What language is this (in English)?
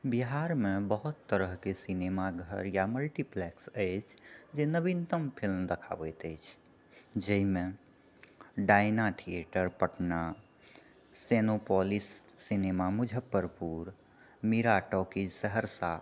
Maithili